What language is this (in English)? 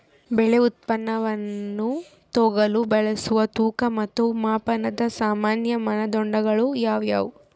Kannada